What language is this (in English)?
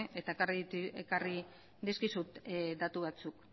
Basque